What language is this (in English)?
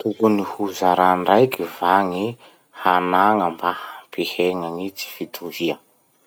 Masikoro Malagasy